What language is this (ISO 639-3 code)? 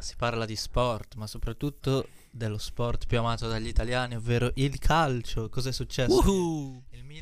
ita